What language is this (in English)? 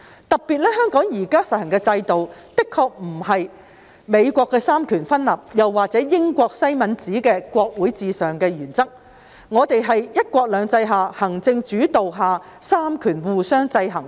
Cantonese